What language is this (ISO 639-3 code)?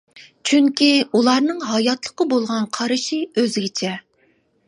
uig